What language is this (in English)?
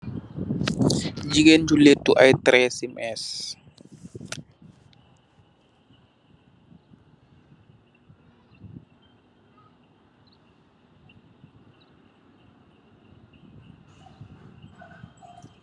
Wolof